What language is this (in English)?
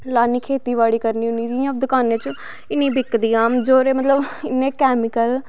Dogri